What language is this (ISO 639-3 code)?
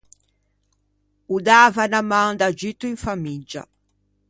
lij